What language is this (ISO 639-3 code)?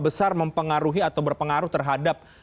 ind